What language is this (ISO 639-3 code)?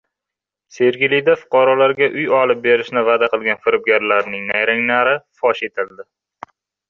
uzb